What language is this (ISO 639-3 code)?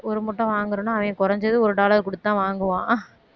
tam